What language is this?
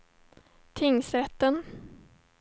Swedish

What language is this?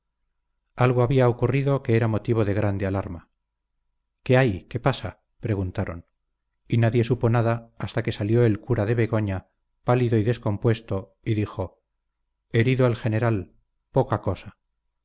Spanish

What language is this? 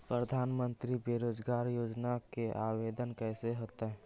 Magahi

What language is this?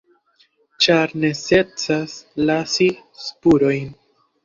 Esperanto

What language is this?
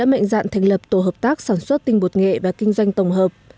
Vietnamese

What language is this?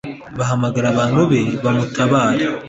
Kinyarwanda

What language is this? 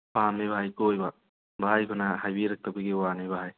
Manipuri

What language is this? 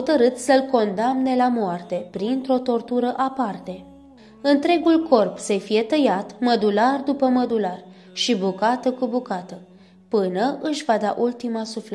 Romanian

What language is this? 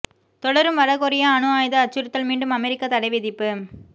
Tamil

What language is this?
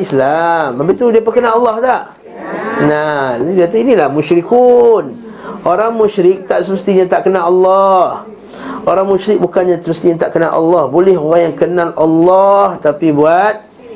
Malay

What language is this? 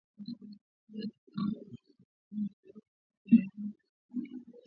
Swahili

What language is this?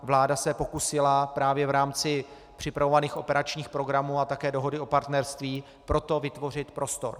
Czech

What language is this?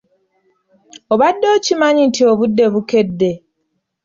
Ganda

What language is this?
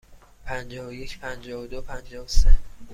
Persian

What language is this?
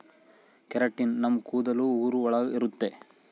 Kannada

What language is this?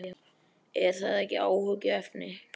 Icelandic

